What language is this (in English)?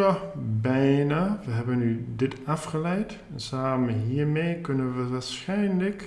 Dutch